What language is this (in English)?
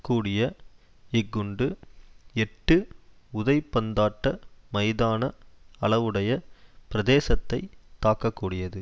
Tamil